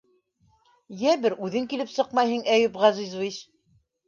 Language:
Bashkir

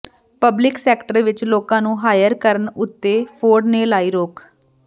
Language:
Punjabi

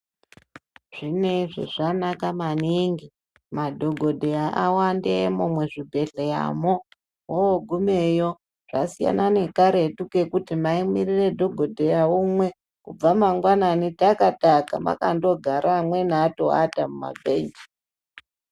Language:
Ndau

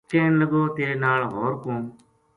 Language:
Gujari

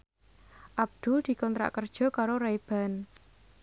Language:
Javanese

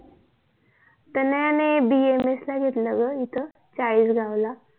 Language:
Marathi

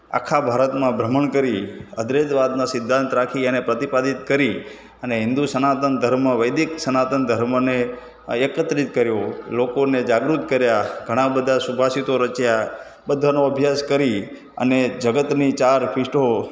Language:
Gujarati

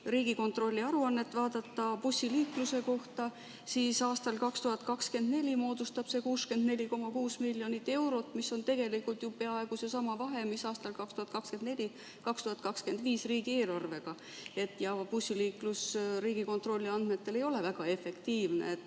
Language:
Estonian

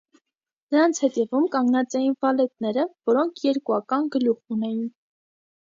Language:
Armenian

